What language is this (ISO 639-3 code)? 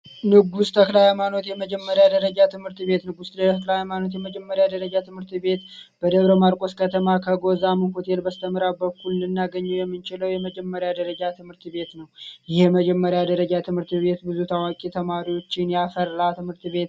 amh